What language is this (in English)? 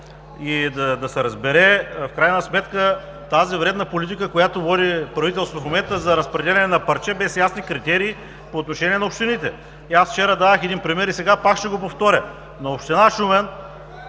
Bulgarian